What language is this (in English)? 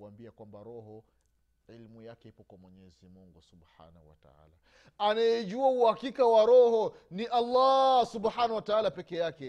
Swahili